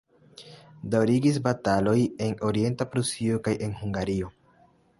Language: Esperanto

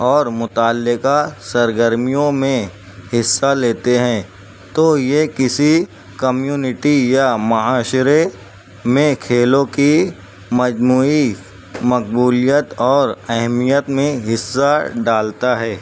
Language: Urdu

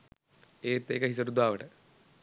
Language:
Sinhala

